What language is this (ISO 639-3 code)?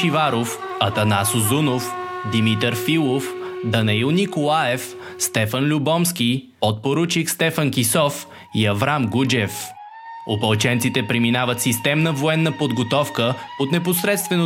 bul